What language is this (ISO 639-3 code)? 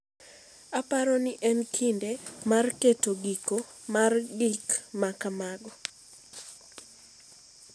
luo